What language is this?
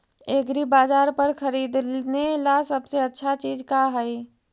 Magahi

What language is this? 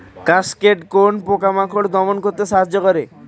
Bangla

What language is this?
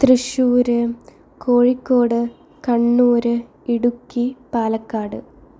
Malayalam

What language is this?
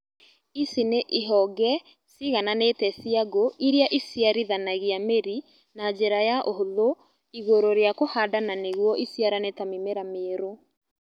Kikuyu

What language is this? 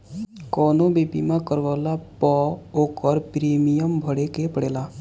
Bhojpuri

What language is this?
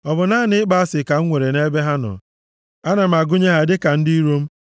Igbo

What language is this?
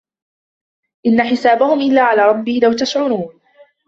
Arabic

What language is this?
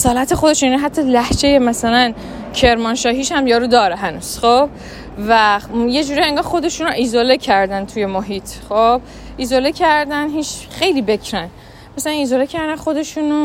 Persian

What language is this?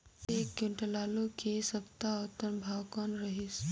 Chhattisgarhi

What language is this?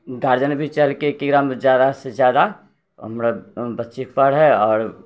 Maithili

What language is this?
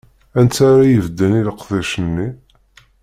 Kabyle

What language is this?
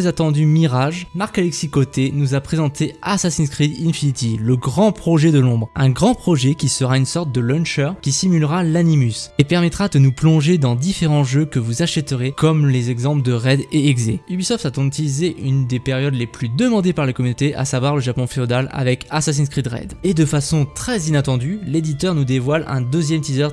French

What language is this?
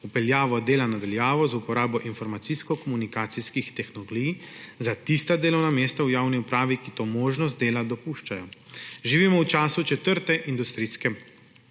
Slovenian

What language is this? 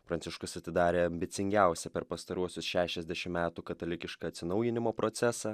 Lithuanian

